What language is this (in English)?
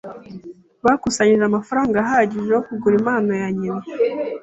Kinyarwanda